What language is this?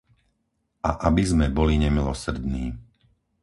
Slovak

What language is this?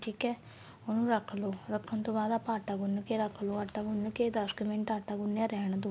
Punjabi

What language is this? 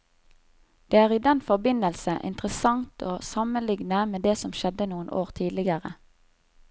Norwegian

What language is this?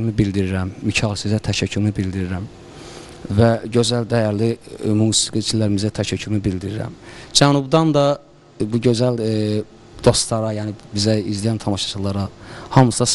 Turkish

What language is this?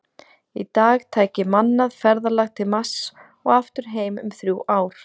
Icelandic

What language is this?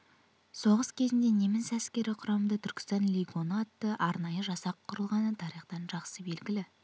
Kazakh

